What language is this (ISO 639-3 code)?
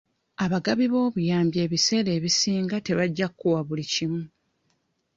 lug